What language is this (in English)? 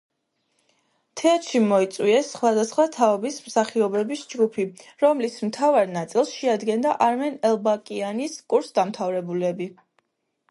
Georgian